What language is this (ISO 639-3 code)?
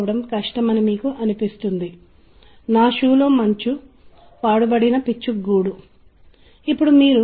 tel